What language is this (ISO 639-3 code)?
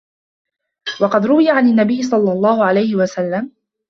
ara